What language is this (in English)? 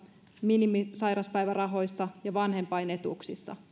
Finnish